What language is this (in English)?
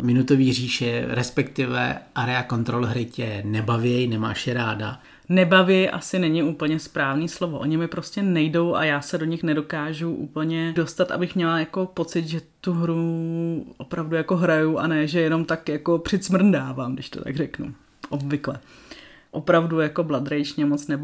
Czech